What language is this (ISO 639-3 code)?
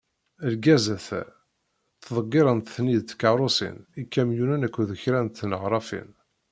kab